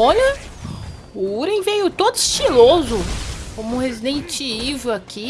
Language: Portuguese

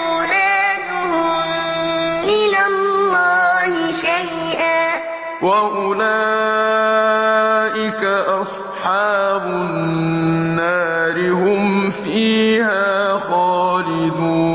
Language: Arabic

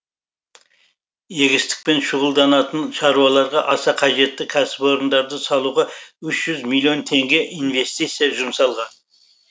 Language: Kazakh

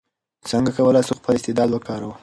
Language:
Pashto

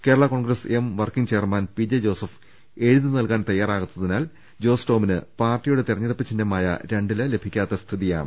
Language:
Malayalam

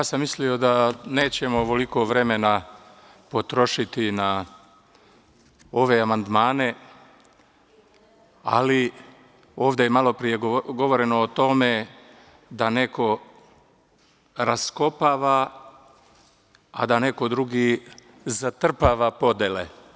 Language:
Serbian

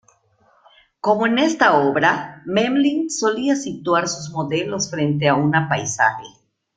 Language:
Spanish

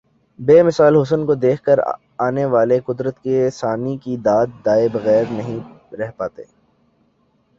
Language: Urdu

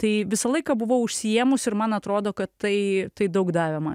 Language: Lithuanian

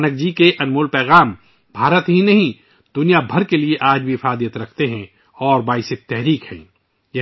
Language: Urdu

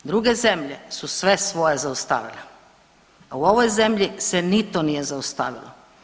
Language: Croatian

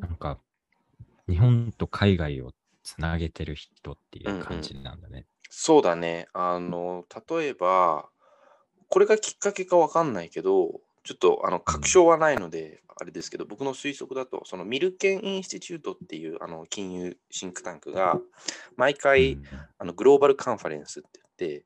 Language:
Japanese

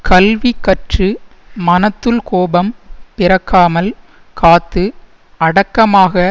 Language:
Tamil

